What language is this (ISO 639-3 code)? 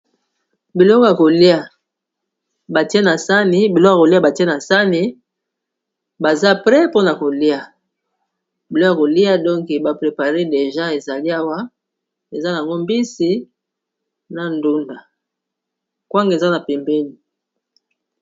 lin